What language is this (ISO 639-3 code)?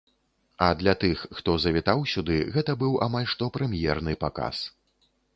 bel